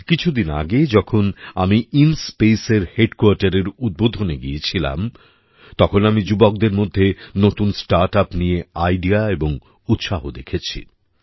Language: Bangla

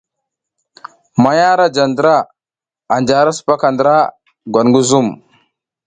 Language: South Giziga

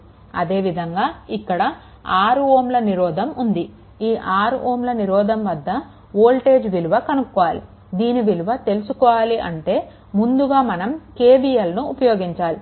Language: Telugu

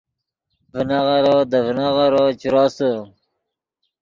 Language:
Yidgha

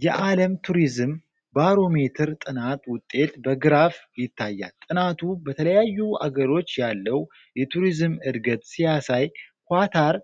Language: Amharic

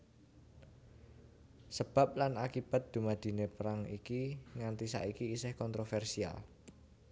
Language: Javanese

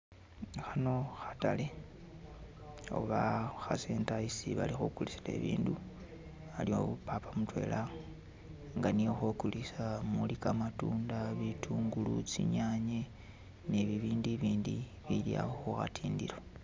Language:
Masaaba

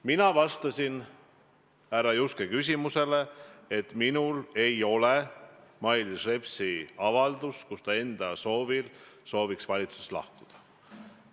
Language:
Estonian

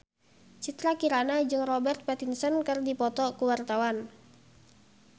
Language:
Sundanese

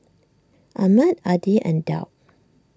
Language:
English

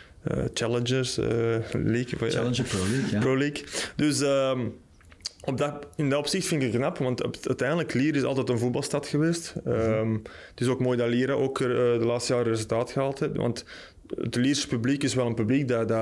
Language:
Dutch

